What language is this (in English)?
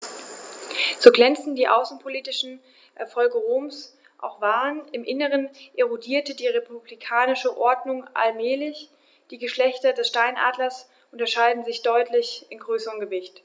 German